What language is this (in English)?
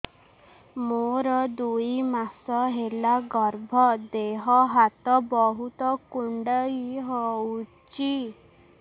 Odia